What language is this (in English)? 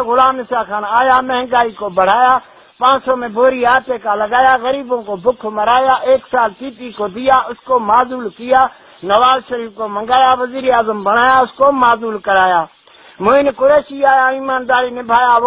Romanian